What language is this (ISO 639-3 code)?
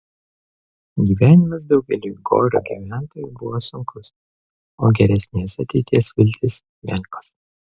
lit